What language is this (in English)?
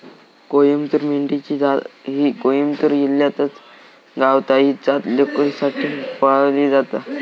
Marathi